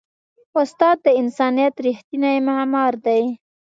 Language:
Pashto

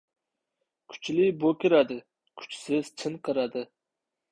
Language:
Uzbek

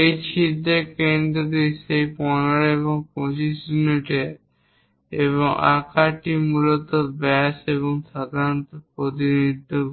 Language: Bangla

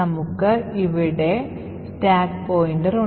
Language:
Malayalam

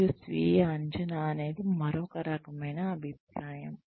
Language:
Telugu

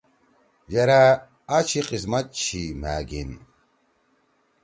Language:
Torwali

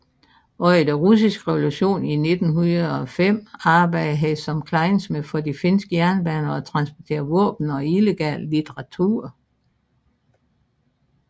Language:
Danish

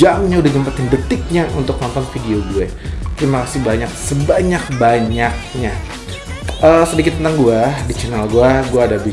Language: Indonesian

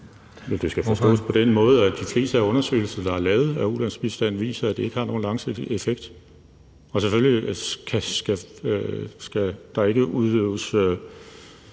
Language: Danish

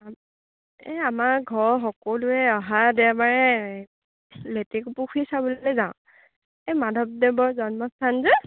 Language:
Assamese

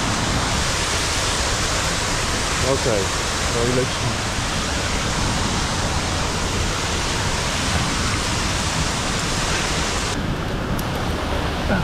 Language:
Polish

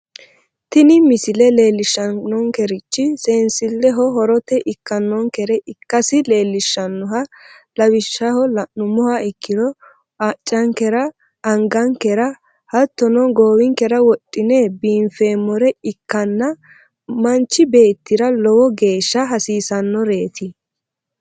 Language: Sidamo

